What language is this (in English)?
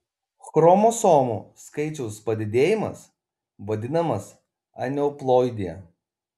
Lithuanian